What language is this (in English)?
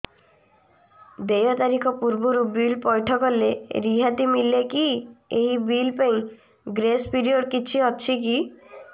Odia